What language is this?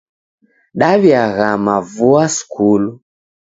Taita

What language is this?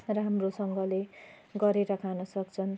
Nepali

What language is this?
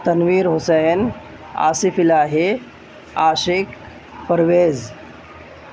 Urdu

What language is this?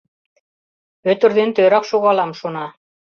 Mari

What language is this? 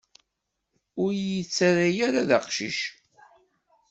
Kabyle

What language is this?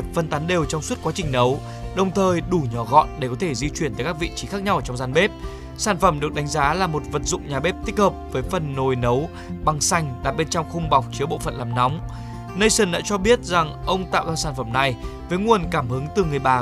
Vietnamese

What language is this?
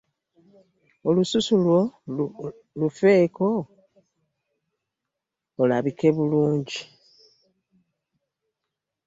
Ganda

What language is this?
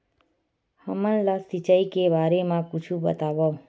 Chhattisgarhi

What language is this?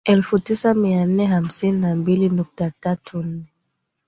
Swahili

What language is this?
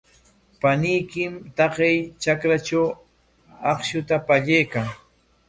Corongo Ancash Quechua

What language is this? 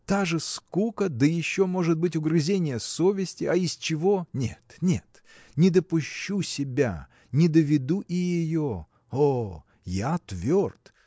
Russian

